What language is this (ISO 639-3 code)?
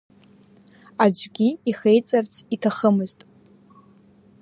abk